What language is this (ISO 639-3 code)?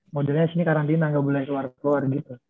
ind